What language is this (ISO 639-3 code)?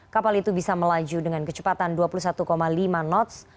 ind